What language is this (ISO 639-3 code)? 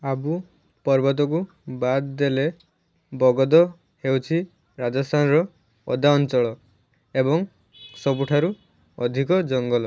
ori